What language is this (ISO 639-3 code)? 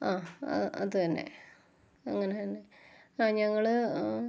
mal